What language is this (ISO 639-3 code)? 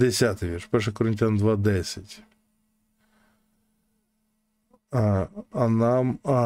ukr